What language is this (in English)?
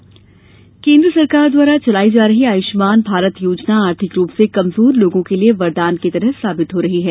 Hindi